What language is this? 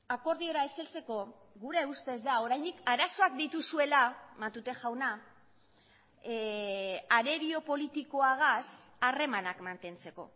Basque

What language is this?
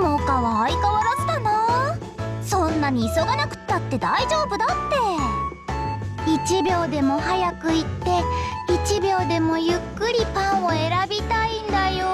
Japanese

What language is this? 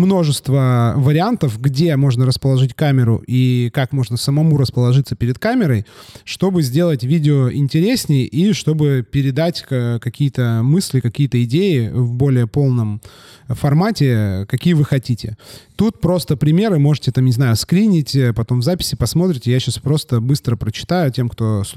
Russian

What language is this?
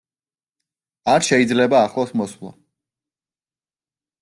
Georgian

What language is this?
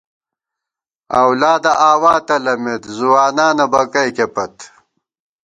Gawar-Bati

